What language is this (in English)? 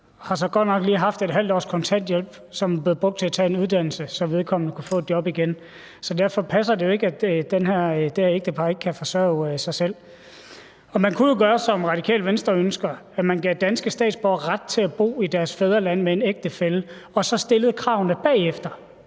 Danish